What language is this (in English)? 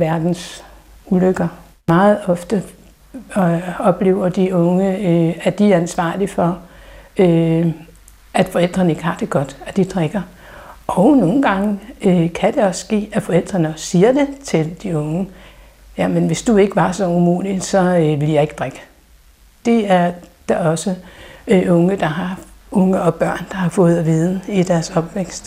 Danish